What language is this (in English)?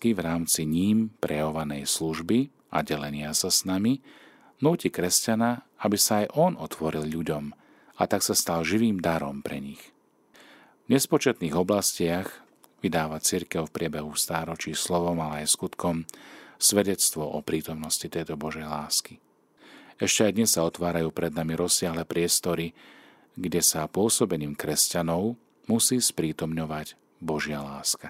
Slovak